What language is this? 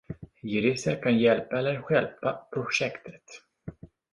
Swedish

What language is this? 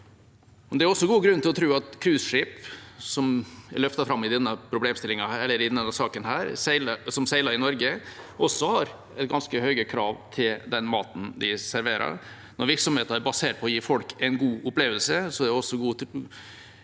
Norwegian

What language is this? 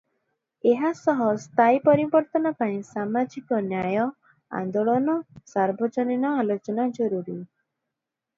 Odia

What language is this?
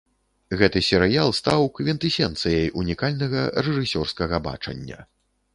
Belarusian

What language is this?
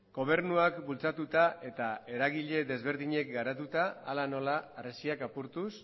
Basque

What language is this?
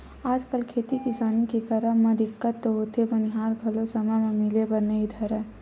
Chhattisgarhi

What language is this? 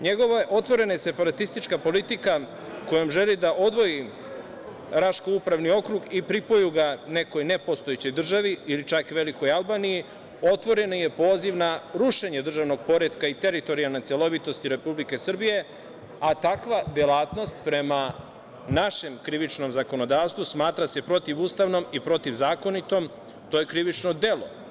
Serbian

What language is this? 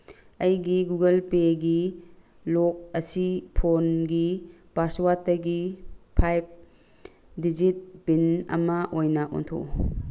Manipuri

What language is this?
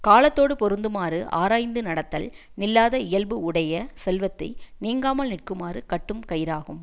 Tamil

